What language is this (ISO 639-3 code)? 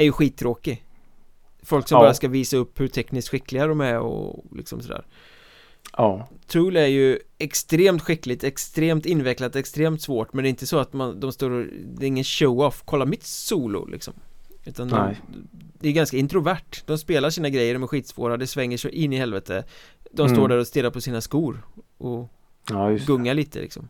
swe